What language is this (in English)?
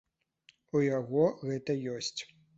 Belarusian